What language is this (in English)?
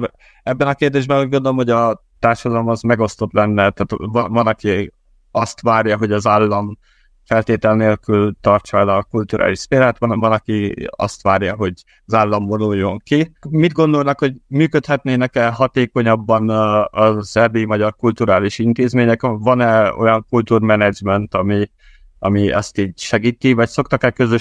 Hungarian